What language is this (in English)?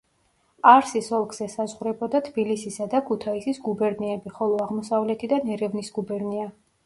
Georgian